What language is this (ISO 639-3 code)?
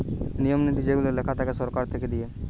ben